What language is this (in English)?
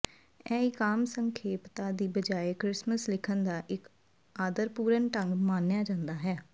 Punjabi